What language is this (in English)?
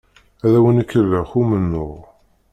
Kabyle